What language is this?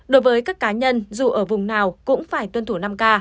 Vietnamese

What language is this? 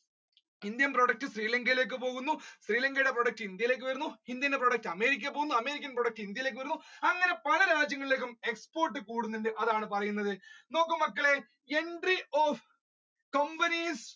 Malayalam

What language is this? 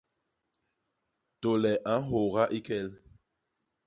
Basaa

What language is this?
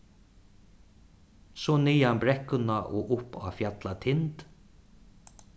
Faroese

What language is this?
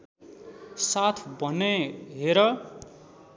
Nepali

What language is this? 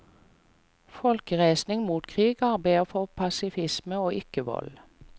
Norwegian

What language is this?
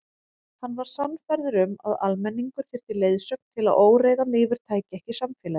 Icelandic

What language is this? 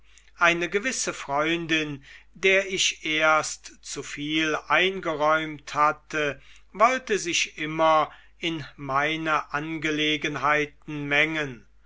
German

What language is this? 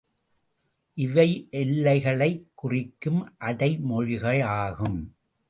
Tamil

